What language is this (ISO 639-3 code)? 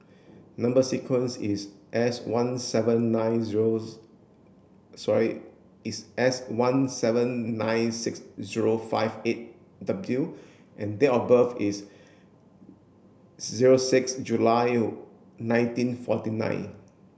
eng